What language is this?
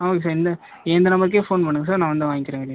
Tamil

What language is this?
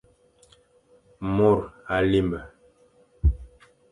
Fang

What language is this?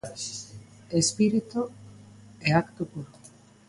Galician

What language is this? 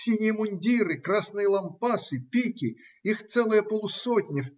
Russian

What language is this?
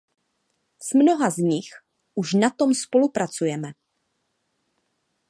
Czech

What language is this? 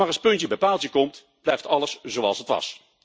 Dutch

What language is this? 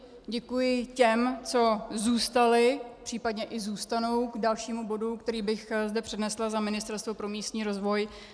Czech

